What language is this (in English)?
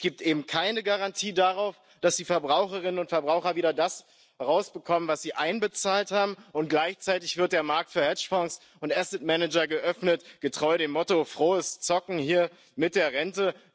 German